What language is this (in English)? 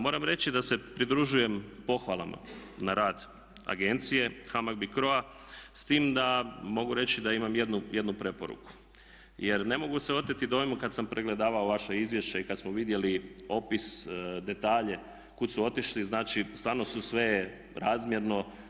Croatian